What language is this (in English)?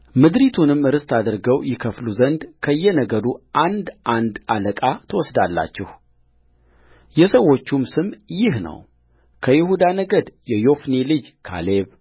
Amharic